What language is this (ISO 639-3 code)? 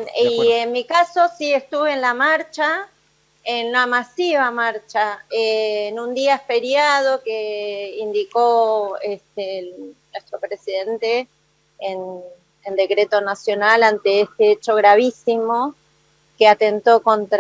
spa